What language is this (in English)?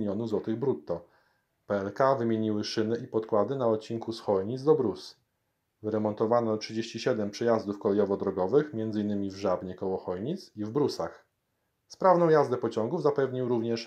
Polish